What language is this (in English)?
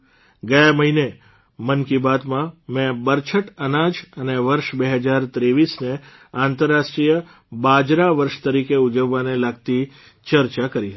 Gujarati